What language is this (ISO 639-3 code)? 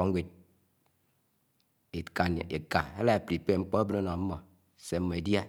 anw